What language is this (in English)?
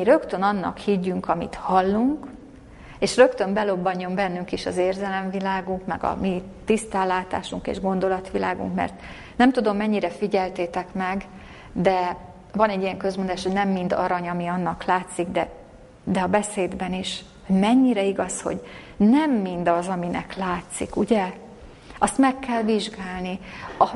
Hungarian